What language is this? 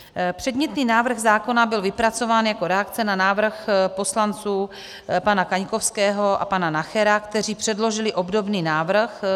Czech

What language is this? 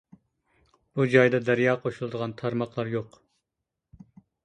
Uyghur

